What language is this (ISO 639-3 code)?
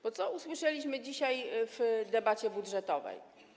pol